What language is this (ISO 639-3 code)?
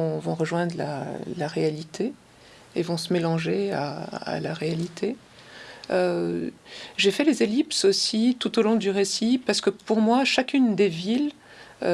fra